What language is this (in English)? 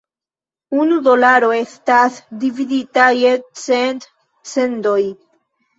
Esperanto